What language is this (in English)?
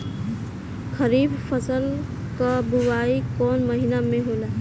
Bhojpuri